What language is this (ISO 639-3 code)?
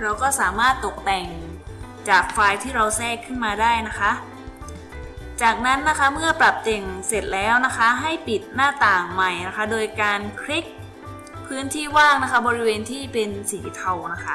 tha